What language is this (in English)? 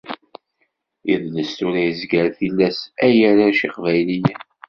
Kabyle